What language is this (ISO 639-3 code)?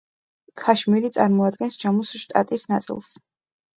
kat